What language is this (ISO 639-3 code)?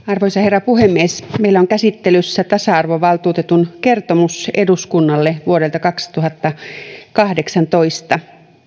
fin